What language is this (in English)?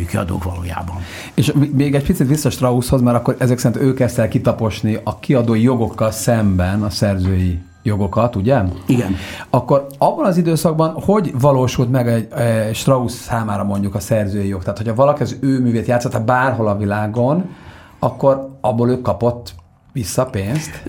Hungarian